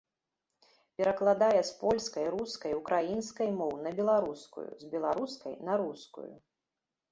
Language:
Belarusian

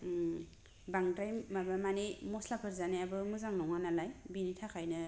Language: Bodo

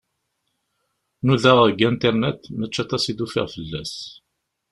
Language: Kabyle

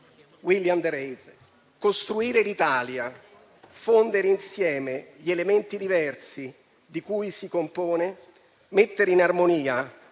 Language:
Italian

